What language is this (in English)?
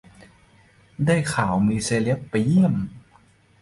Thai